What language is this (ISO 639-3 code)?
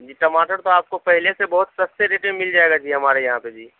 urd